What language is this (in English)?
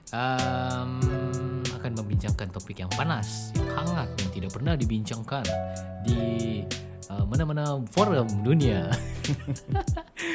Malay